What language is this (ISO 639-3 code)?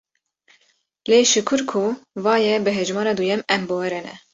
kur